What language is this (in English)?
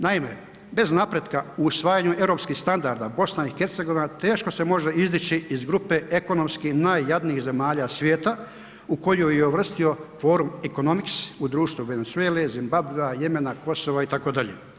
Croatian